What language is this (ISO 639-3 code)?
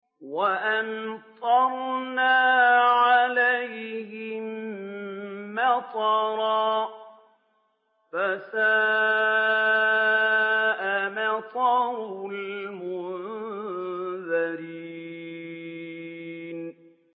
ara